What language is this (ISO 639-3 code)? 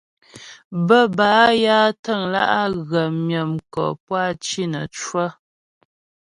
bbj